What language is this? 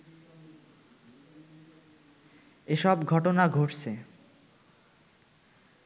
Bangla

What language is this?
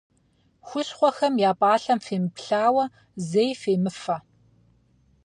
Kabardian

